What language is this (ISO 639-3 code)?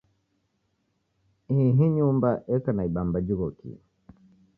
dav